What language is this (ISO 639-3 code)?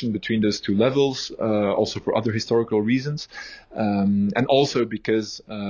eng